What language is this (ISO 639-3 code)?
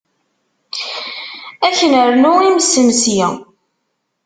kab